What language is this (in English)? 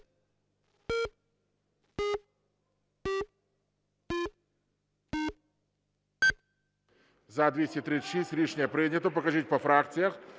Ukrainian